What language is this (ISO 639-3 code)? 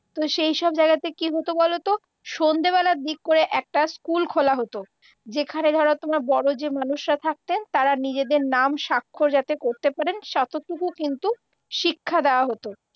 ben